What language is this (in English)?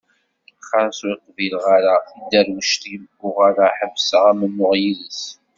Kabyle